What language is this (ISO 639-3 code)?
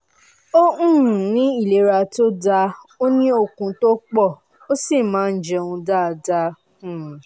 yor